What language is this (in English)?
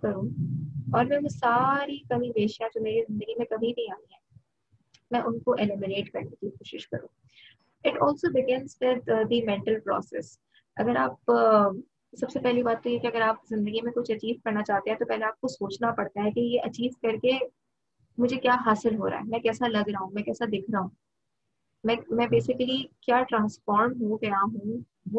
Urdu